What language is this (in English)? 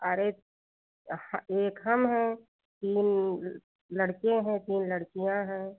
Hindi